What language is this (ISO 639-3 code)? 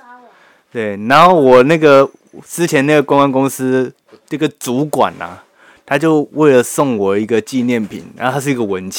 zho